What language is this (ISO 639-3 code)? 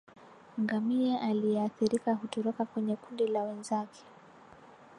swa